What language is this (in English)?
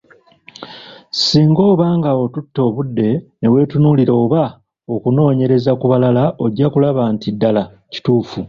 Ganda